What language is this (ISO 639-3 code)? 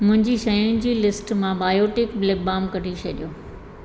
snd